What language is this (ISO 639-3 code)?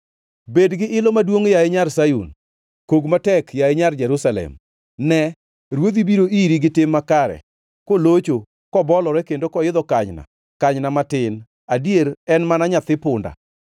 luo